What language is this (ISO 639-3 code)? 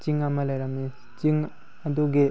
mni